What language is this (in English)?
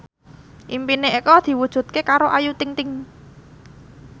Javanese